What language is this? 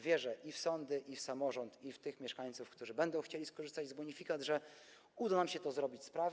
Polish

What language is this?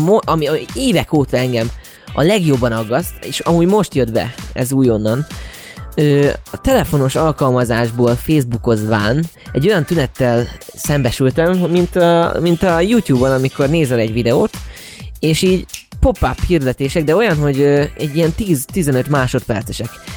Hungarian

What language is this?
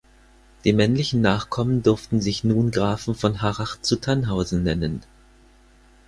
German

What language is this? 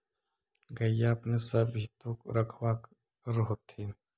Magahi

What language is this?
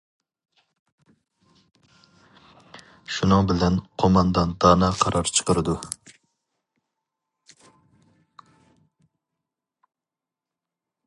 Uyghur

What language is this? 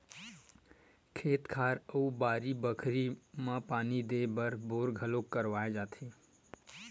Chhattisgarhi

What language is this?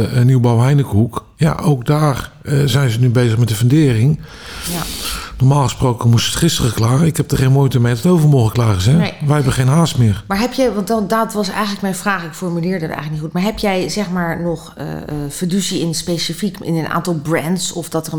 Dutch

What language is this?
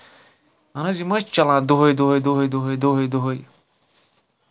Kashmiri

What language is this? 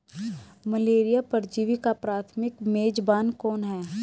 Hindi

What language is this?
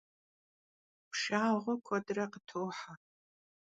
Kabardian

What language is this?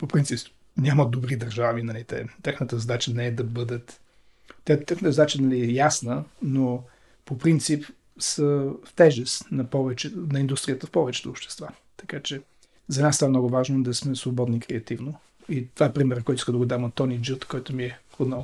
Bulgarian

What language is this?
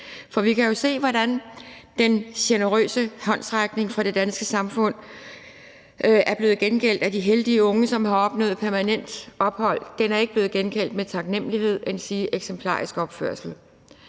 Danish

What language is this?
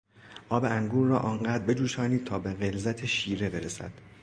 Persian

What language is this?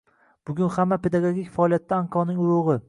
Uzbek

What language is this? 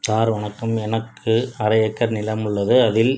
Tamil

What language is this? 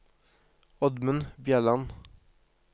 Norwegian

